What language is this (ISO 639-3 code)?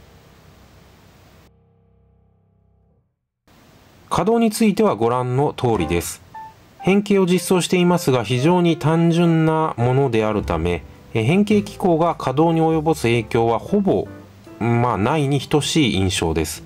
jpn